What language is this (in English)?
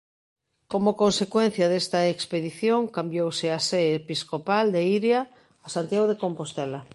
Galician